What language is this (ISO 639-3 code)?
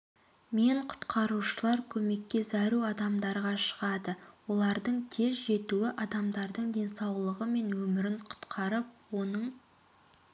kaz